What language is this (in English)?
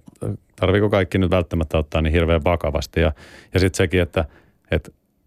Finnish